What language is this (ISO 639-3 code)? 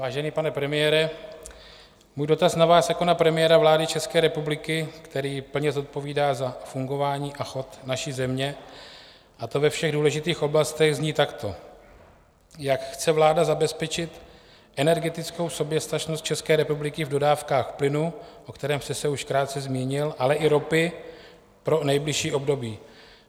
ces